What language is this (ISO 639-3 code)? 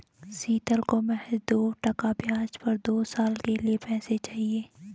hin